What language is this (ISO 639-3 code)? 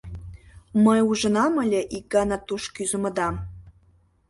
chm